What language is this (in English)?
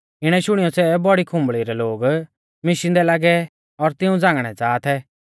Mahasu Pahari